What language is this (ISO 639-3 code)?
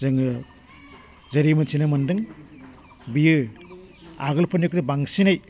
brx